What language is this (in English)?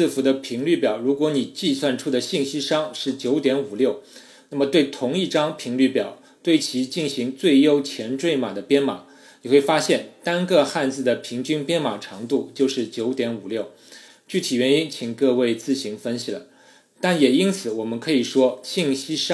Chinese